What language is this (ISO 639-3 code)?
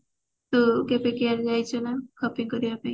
ori